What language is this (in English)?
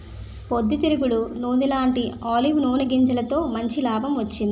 Telugu